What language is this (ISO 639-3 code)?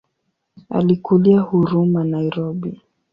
swa